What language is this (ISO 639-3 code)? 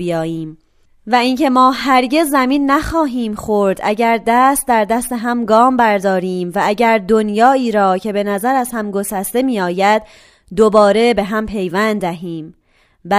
fas